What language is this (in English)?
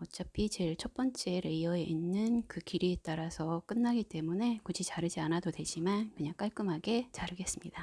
Korean